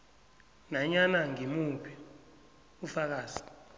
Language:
South Ndebele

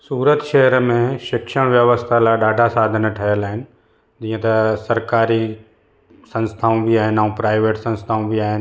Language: Sindhi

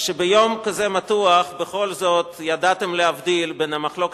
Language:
Hebrew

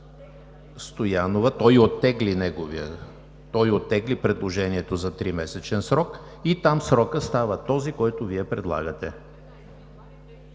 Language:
Bulgarian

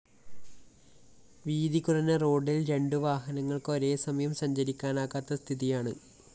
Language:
Malayalam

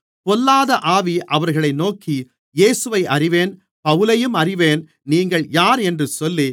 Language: Tamil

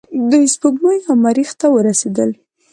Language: Pashto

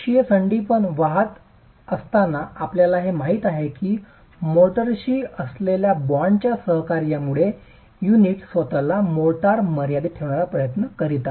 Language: Marathi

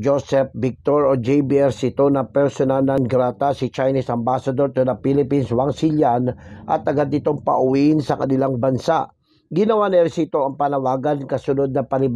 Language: Filipino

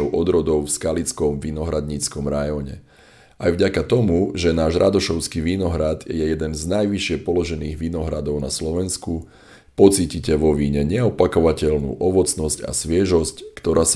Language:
Slovak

